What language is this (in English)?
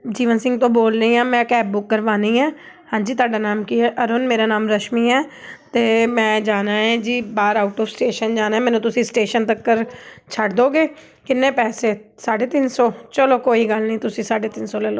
Punjabi